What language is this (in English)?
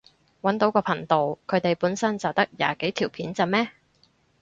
Cantonese